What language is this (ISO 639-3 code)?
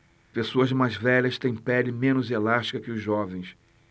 por